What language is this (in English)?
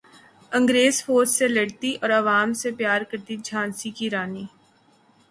Urdu